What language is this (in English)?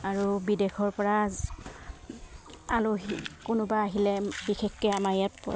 Assamese